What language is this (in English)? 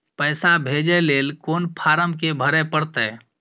Maithili